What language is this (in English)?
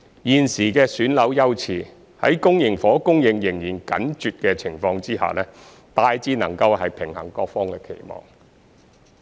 Cantonese